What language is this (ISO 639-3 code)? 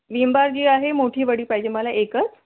mar